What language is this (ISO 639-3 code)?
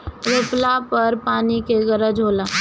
bho